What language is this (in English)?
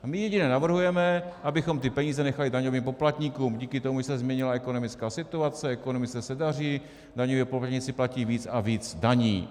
Czech